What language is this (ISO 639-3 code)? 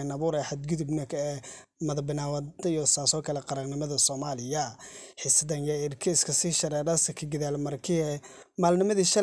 ara